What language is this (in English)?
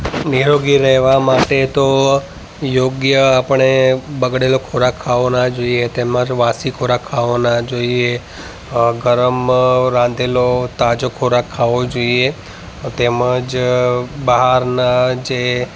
Gujarati